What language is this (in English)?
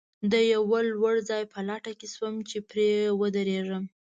Pashto